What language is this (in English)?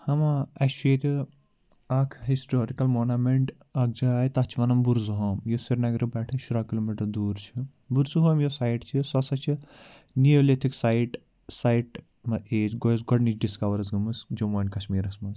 Kashmiri